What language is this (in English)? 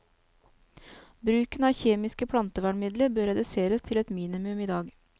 Norwegian